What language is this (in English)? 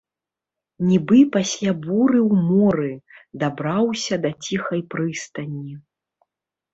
Belarusian